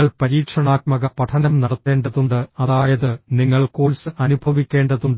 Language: Malayalam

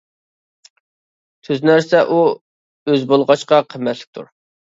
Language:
Uyghur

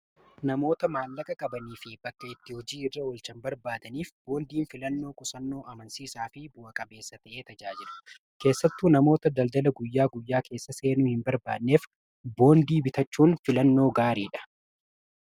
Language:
Oromo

